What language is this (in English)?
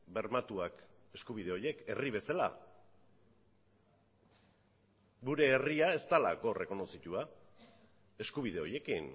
Basque